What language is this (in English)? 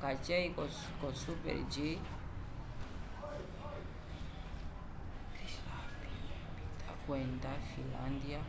Umbundu